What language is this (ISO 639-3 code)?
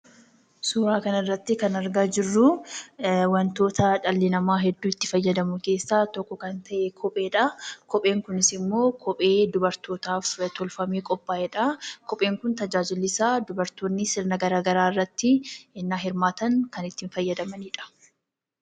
orm